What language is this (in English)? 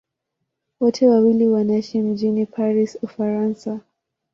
Swahili